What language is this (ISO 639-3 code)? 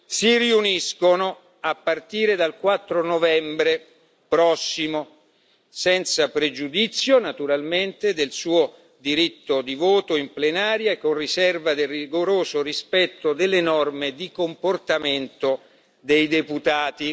ita